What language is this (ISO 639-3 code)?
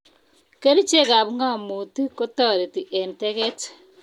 kln